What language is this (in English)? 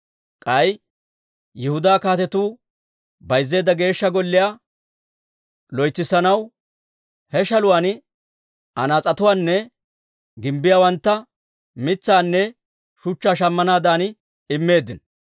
Dawro